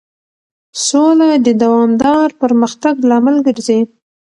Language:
Pashto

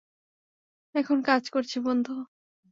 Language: Bangla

